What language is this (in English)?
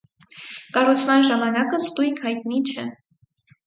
Armenian